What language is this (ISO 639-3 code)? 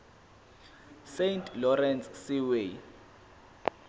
zul